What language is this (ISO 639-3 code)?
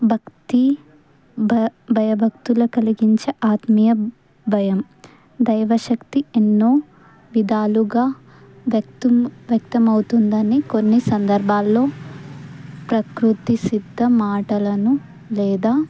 tel